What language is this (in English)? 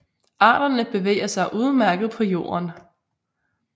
Danish